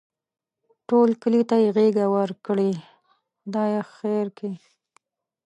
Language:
Pashto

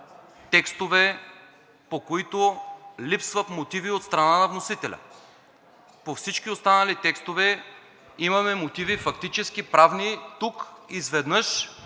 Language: Bulgarian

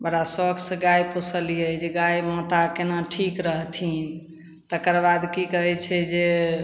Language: Maithili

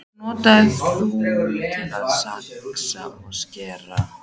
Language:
Icelandic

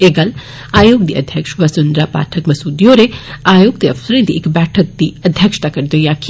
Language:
Dogri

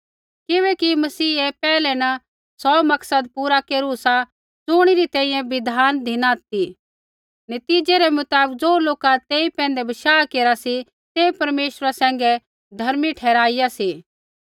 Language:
Kullu Pahari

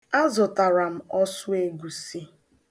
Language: Igbo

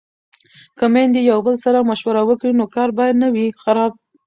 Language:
Pashto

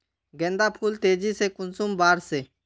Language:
Magahi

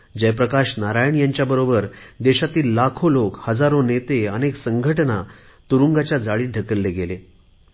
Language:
Marathi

